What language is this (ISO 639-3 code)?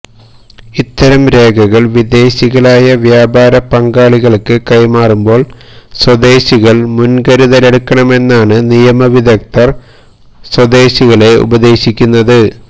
mal